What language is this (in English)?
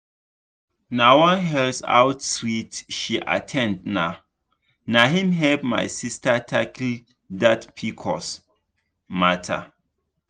Nigerian Pidgin